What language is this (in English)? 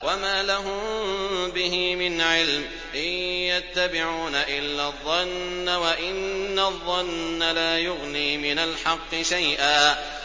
Arabic